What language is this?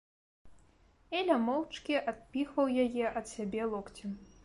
Belarusian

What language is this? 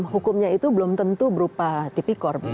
Indonesian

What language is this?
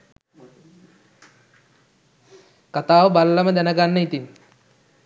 Sinhala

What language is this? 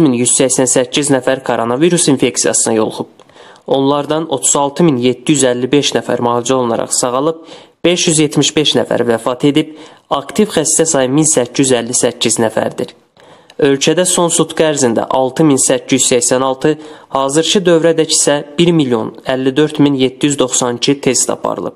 Turkish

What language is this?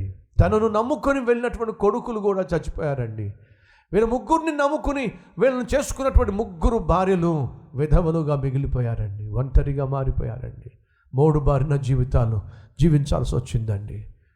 Telugu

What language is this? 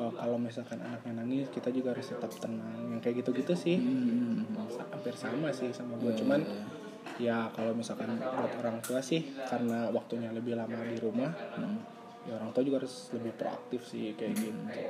Indonesian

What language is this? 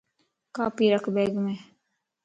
Lasi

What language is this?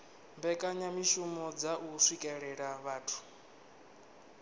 Venda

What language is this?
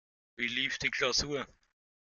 German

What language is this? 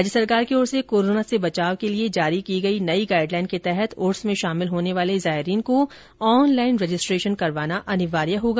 Hindi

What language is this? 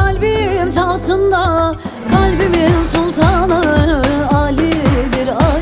Turkish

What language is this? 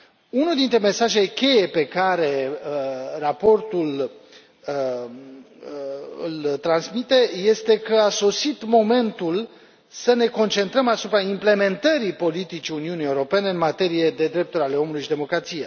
Romanian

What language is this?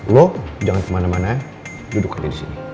Indonesian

